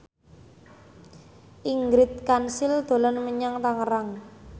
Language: Javanese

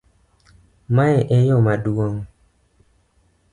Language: Luo (Kenya and Tanzania)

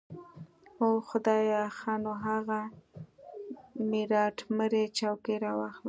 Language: Pashto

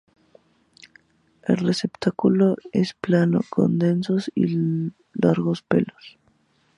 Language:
Spanish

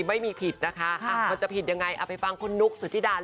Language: Thai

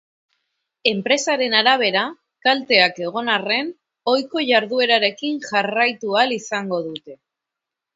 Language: Basque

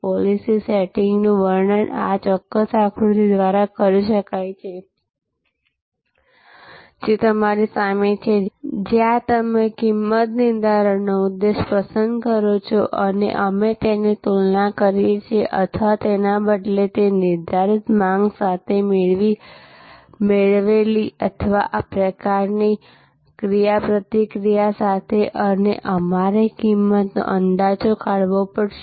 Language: Gujarati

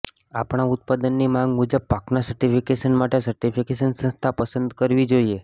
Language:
Gujarati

